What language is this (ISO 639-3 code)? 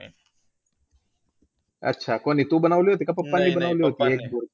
mar